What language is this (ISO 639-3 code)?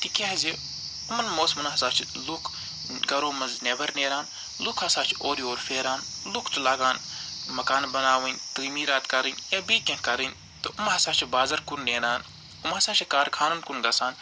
kas